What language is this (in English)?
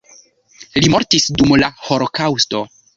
Esperanto